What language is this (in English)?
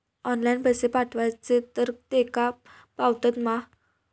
Marathi